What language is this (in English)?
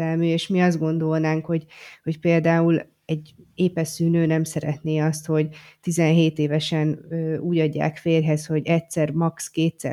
Hungarian